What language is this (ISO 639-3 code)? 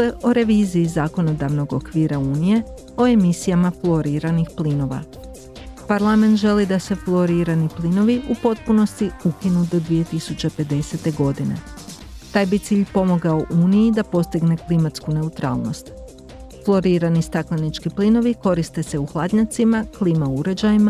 hrv